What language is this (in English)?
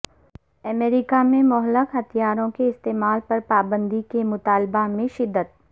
Urdu